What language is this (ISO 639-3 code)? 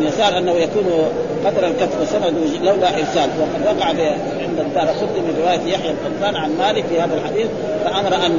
ara